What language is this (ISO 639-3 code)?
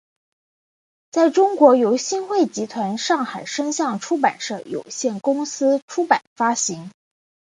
zho